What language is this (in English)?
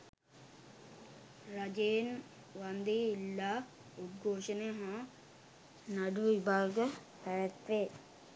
Sinhala